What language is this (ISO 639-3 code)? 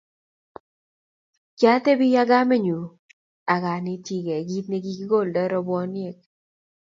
kln